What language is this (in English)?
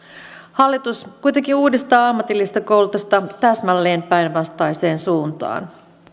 Finnish